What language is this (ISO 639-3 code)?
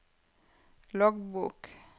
nor